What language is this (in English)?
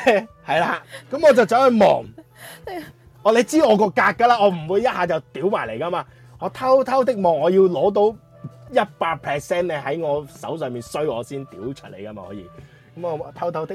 Chinese